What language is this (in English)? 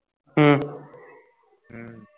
Punjabi